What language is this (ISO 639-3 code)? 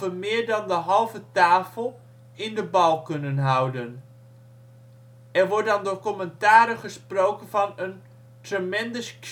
nld